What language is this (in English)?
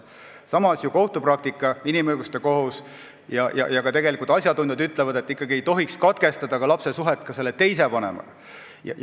Estonian